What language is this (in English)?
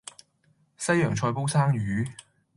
Cantonese